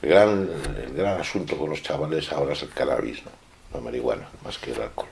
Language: Spanish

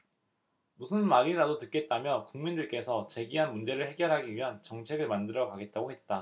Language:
Korean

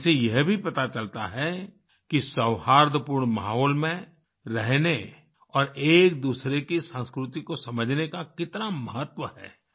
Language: Hindi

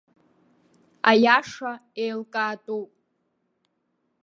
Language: Abkhazian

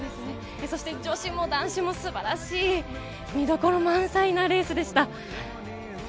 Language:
Japanese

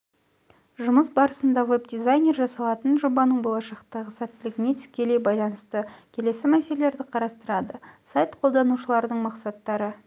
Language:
Kazakh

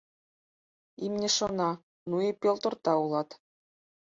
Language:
Mari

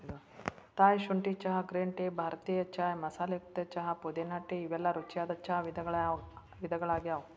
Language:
Kannada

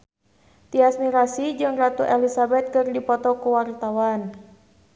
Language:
Sundanese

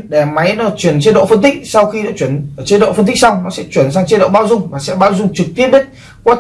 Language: Vietnamese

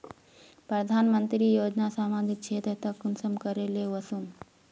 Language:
Magahi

